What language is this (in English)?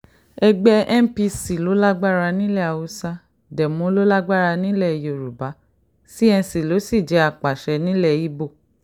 Yoruba